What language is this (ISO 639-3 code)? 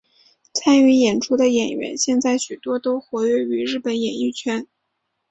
zho